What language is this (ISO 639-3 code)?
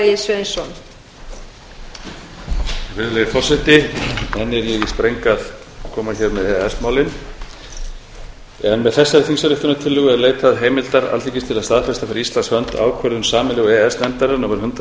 isl